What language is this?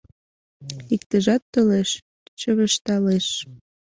Mari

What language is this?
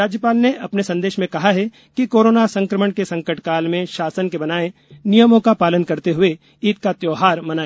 Hindi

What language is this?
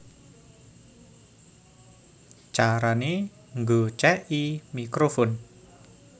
Javanese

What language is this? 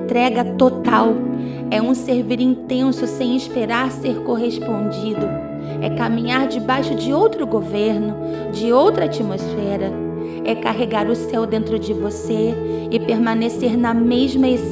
Portuguese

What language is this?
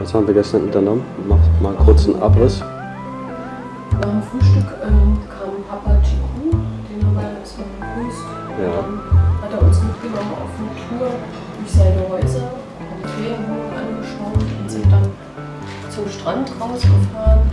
German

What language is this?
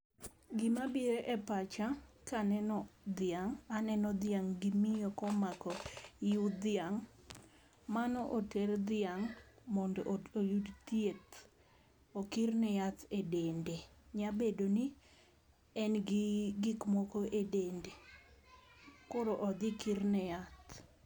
Luo (Kenya and Tanzania)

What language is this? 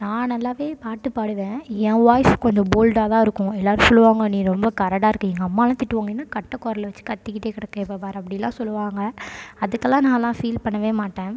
Tamil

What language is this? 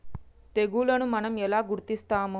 Telugu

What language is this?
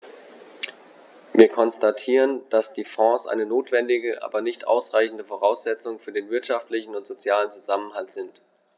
German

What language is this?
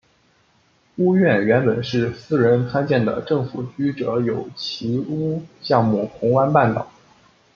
Chinese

